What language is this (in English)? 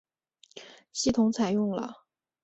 Chinese